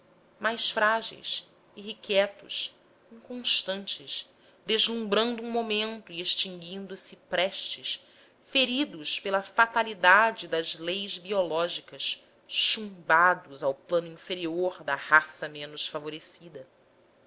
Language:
Portuguese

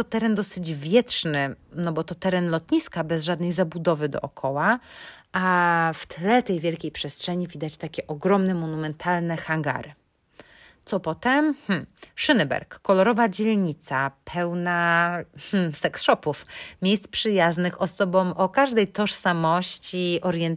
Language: Polish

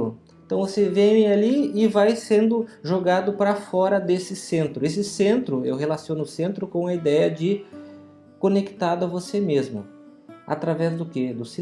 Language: Portuguese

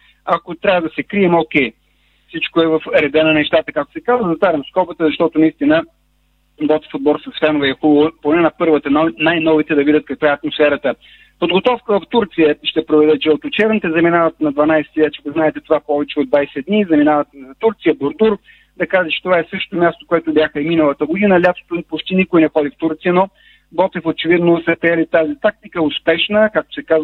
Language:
Bulgarian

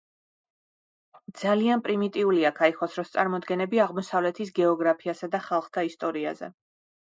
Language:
Georgian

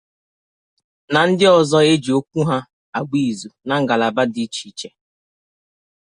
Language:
Igbo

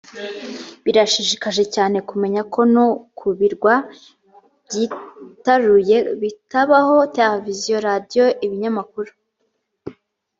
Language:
Kinyarwanda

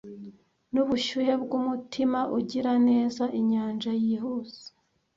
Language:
Kinyarwanda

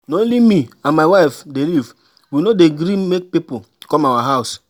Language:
Nigerian Pidgin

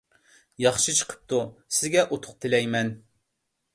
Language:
Uyghur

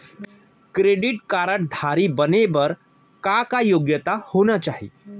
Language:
Chhattisgarhi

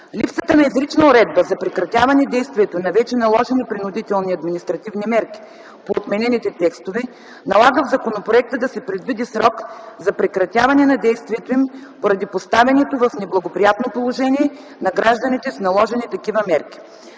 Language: Bulgarian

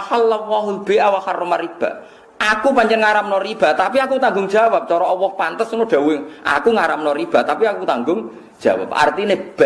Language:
Indonesian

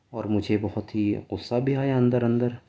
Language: Urdu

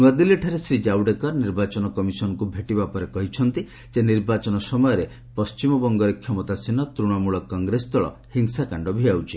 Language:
Odia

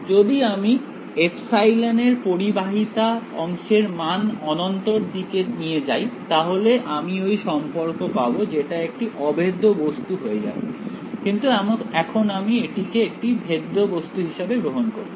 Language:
Bangla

